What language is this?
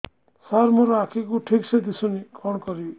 Odia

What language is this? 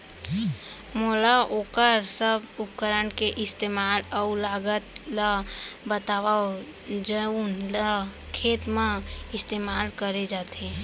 Chhattisgarhi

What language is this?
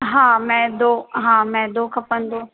Sindhi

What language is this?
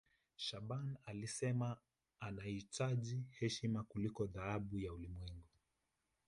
Swahili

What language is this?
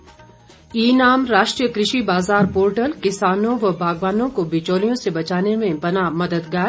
Hindi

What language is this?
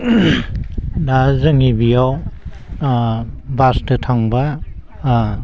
Bodo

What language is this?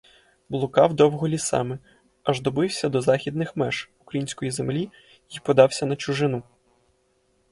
Ukrainian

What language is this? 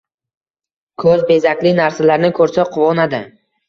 Uzbek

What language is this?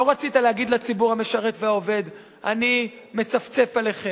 Hebrew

